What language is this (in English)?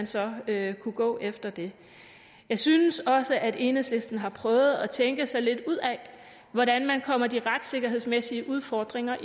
Danish